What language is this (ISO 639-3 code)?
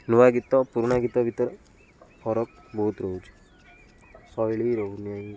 ori